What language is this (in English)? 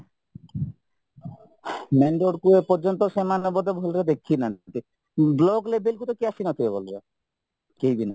Odia